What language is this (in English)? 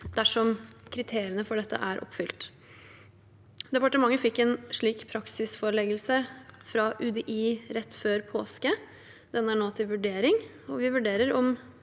Norwegian